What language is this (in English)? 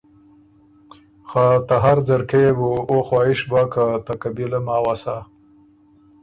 Ormuri